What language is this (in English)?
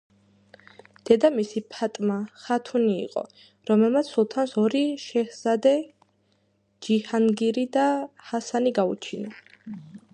Georgian